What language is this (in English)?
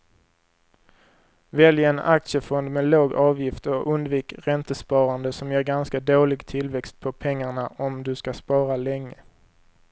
Swedish